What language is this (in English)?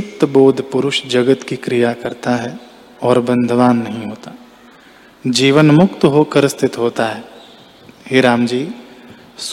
Hindi